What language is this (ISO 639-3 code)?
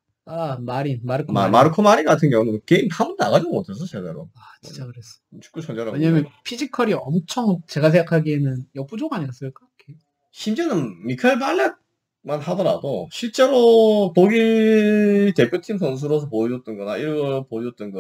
kor